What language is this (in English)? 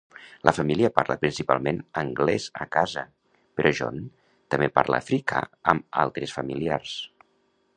Catalan